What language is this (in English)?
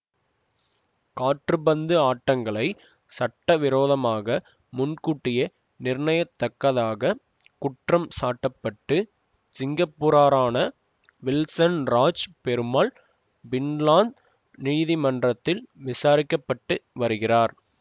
Tamil